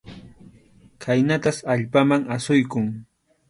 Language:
Arequipa-La Unión Quechua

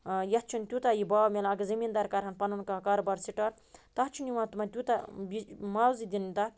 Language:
Kashmiri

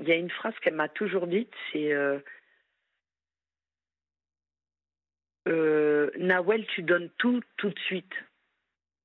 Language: French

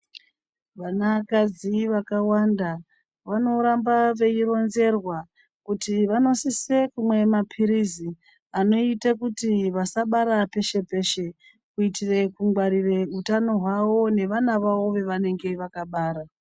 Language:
Ndau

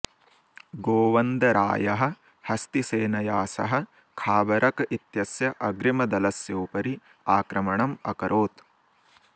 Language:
Sanskrit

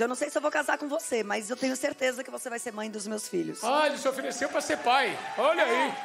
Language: Portuguese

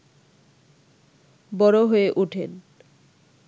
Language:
Bangla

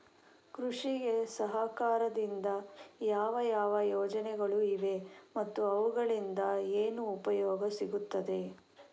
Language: Kannada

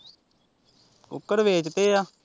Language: Punjabi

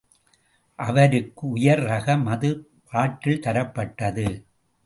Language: Tamil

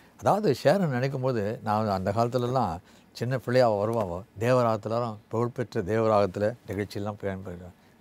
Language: English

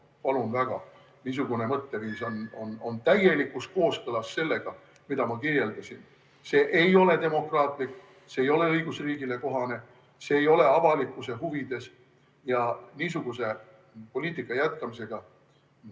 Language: Estonian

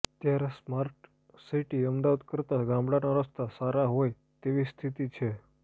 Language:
Gujarati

